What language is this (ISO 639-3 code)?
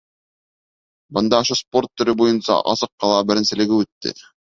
bak